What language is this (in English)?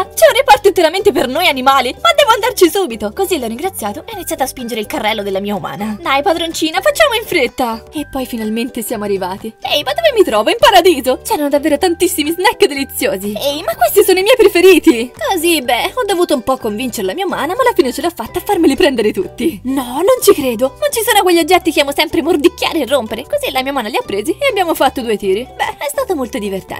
Italian